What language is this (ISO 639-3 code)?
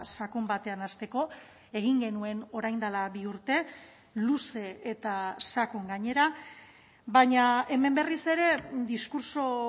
eus